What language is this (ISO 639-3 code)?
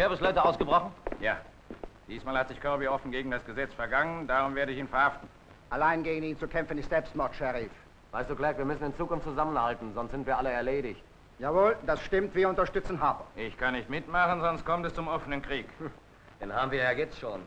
deu